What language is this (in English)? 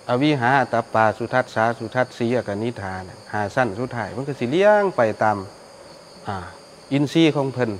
Thai